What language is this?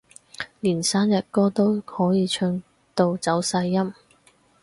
Cantonese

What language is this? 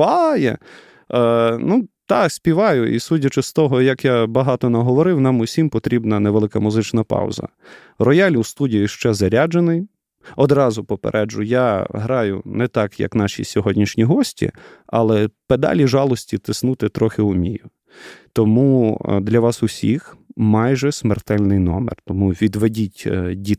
Ukrainian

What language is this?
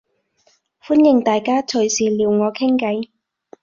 Cantonese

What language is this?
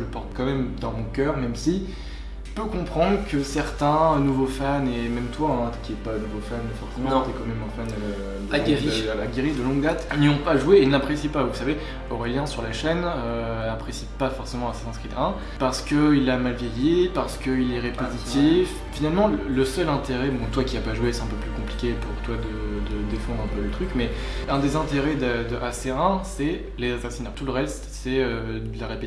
French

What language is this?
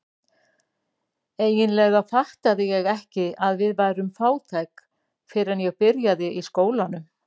Icelandic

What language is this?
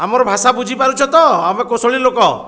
Odia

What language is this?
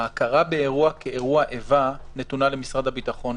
Hebrew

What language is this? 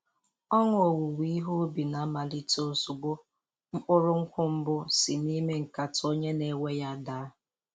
Igbo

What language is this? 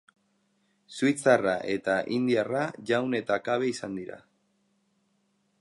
Basque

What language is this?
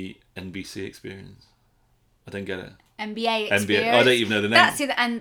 English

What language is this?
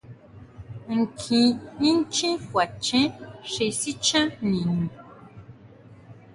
Huautla Mazatec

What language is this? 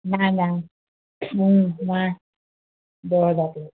Assamese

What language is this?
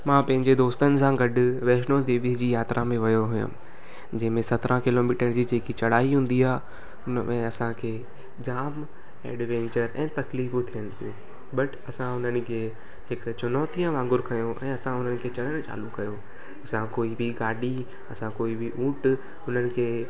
Sindhi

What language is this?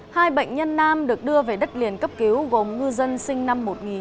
Vietnamese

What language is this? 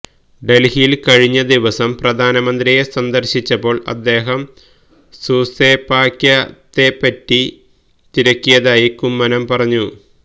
Malayalam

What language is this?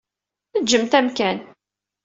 Kabyle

